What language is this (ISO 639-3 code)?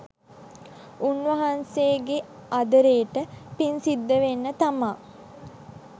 sin